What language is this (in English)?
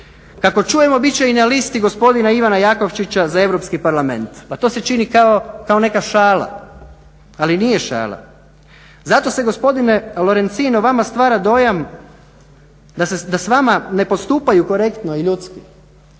Croatian